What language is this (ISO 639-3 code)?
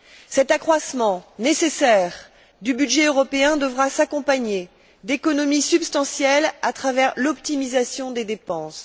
fra